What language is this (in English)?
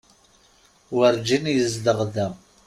Kabyle